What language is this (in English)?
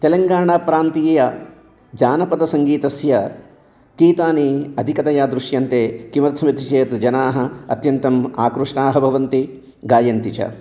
Sanskrit